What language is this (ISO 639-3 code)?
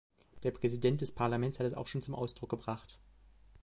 deu